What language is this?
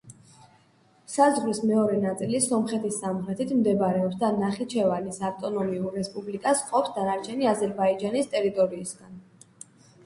Georgian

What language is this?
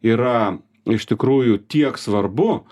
Lithuanian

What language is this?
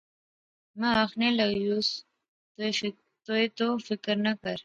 Pahari-Potwari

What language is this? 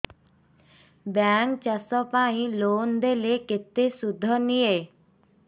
Odia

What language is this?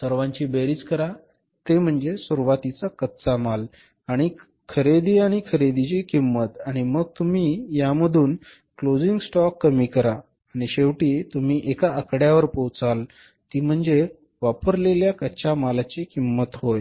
Marathi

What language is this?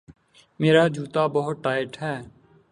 Urdu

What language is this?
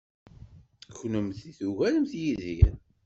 Kabyle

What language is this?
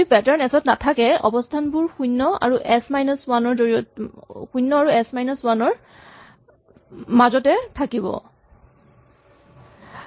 Assamese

